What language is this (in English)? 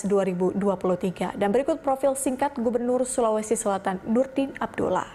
Indonesian